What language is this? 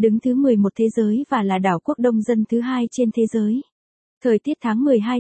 Vietnamese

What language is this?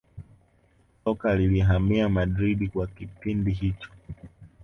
Swahili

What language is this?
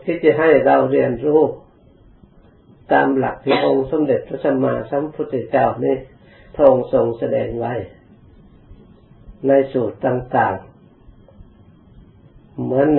Thai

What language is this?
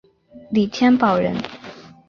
Chinese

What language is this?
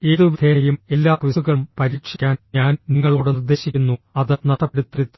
Malayalam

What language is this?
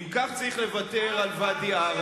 Hebrew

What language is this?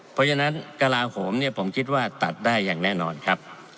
Thai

